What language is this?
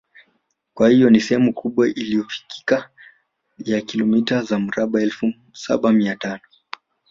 Swahili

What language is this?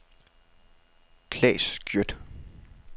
Danish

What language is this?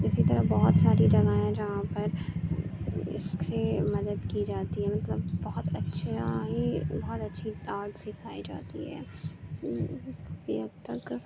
Urdu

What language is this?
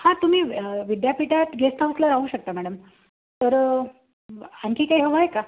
Marathi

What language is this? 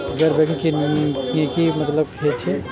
Maithili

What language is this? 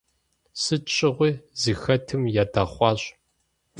Kabardian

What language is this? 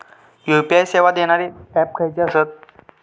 Marathi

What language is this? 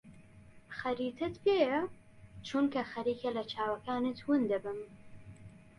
Central Kurdish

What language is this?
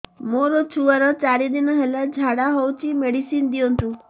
Odia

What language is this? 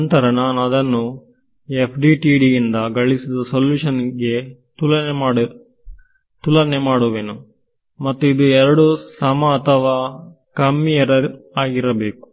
Kannada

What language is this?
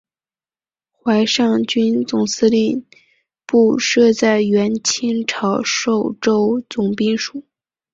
Chinese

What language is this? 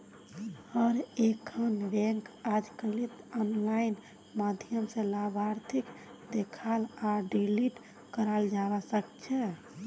Magahi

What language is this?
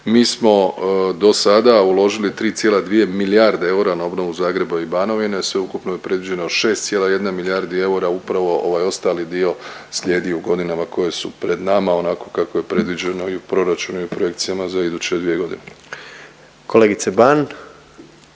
Croatian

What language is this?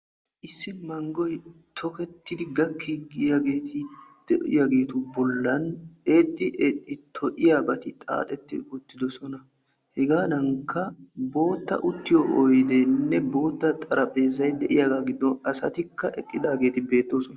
Wolaytta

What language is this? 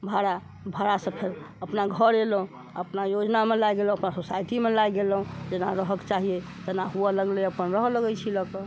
Maithili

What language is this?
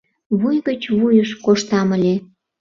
Mari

